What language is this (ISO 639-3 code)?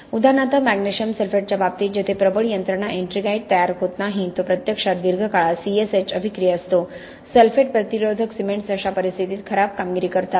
mar